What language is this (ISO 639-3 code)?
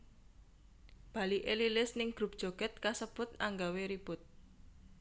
jav